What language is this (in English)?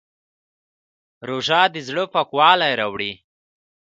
Pashto